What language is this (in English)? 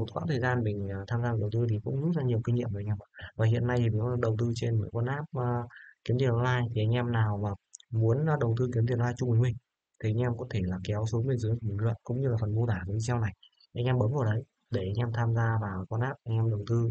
Vietnamese